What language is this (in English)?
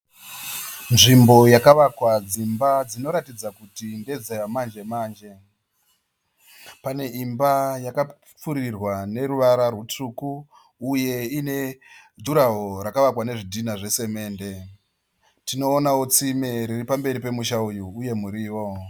Shona